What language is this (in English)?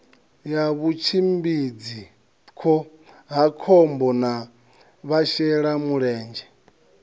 Venda